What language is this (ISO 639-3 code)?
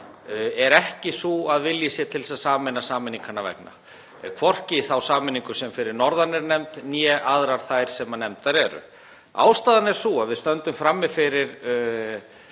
isl